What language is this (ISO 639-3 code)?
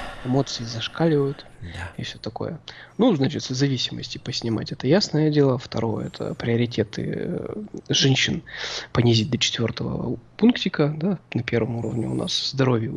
rus